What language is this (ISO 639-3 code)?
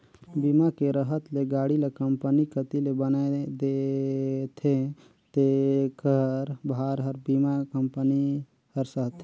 hne